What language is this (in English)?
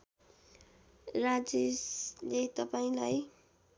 Nepali